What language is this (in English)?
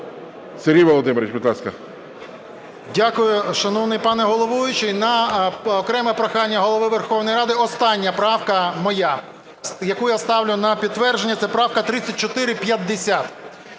Ukrainian